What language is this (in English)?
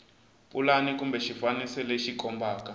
Tsonga